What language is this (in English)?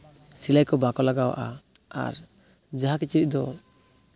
Santali